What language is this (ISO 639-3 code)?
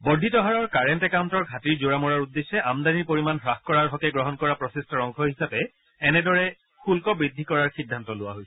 asm